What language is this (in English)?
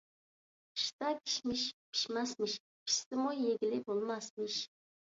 Uyghur